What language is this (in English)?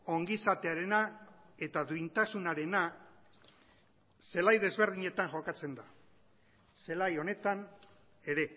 Basque